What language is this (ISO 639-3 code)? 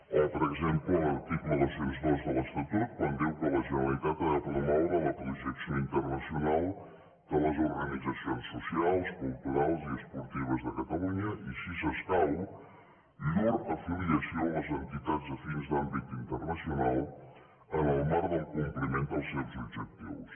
cat